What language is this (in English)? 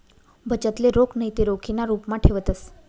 Marathi